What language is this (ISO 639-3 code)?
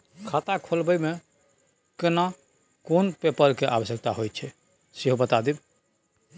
mai